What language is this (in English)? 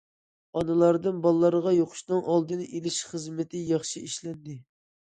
Uyghur